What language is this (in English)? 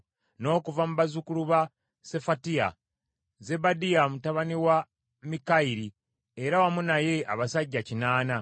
Ganda